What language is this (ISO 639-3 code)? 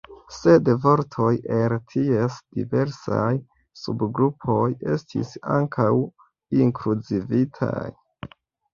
epo